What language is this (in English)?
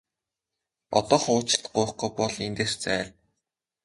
Mongolian